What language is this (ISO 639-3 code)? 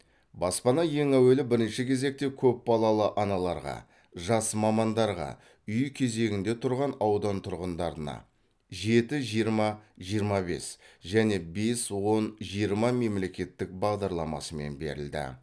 kaz